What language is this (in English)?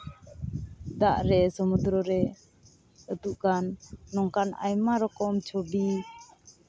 Santali